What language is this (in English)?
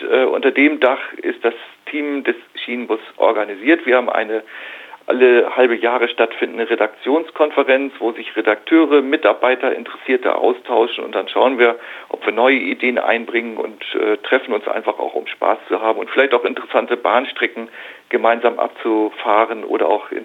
German